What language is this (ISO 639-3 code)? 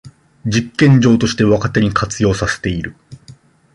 jpn